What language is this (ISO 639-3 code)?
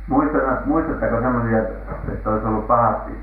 fin